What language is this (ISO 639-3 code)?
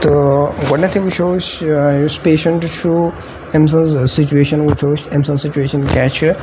kas